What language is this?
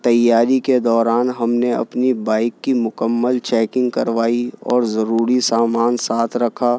Urdu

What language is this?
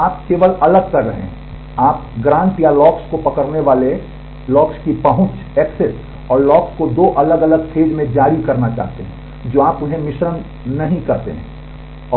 Hindi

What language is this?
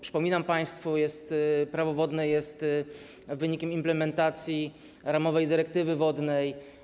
Polish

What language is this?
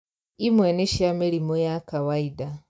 Kikuyu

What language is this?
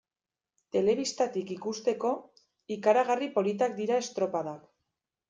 Basque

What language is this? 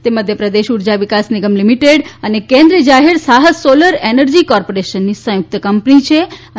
Gujarati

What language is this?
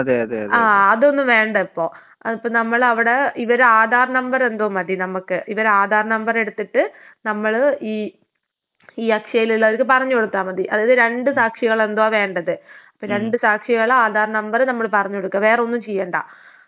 Malayalam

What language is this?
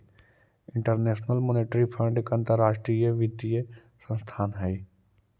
Magahi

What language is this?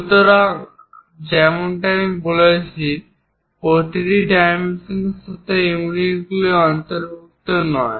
Bangla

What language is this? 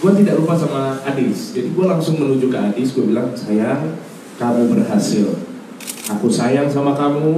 Indonesian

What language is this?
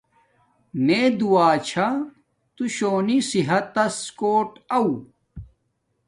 Domaaki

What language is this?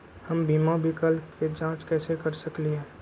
Magahi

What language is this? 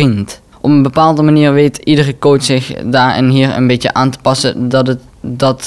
Dutch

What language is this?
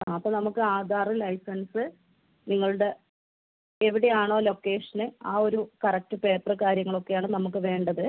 Malayalam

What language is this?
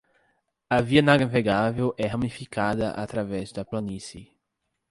Portuguese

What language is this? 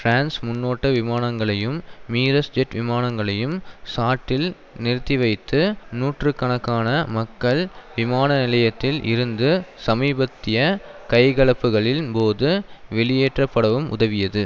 Tamil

